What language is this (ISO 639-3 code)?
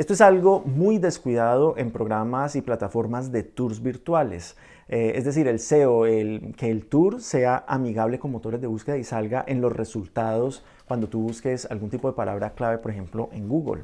spa